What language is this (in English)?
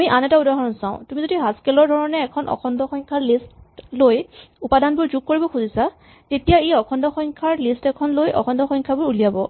Assamese